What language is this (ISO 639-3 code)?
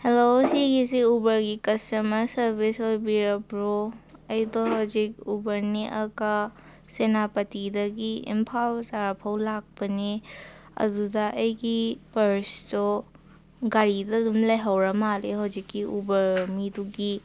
mni